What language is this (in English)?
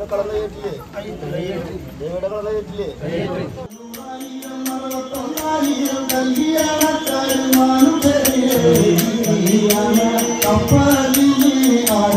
Malayalam